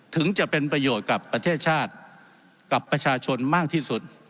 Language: Thai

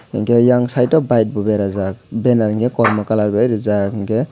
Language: Kok Borok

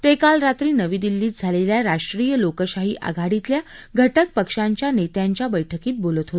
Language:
Marathi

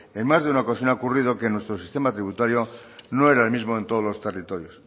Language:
Spanish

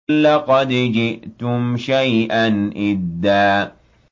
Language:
Arabic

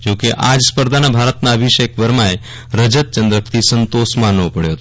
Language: Gujarati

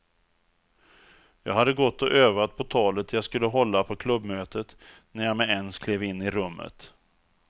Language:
Swedish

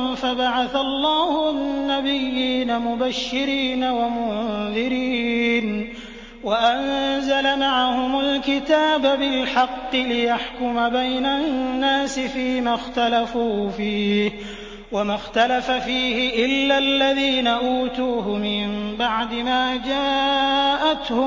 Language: Arabic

